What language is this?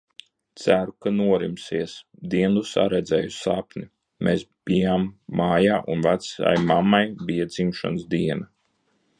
Latvian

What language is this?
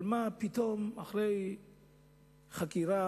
Hebrew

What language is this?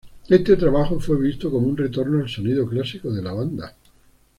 Spanish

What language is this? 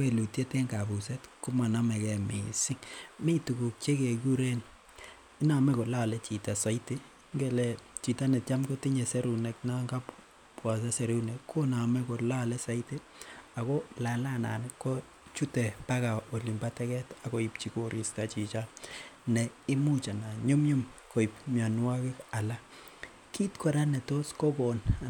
Kalenjin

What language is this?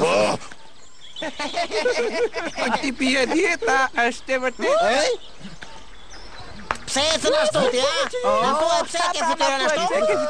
Romanian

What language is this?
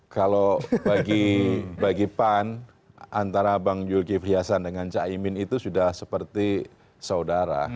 Indonesian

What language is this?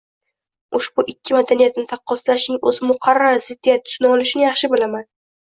Uzbek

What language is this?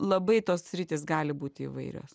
Lithuanian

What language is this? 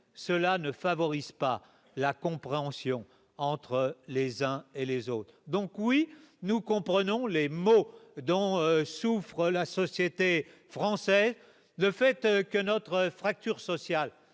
French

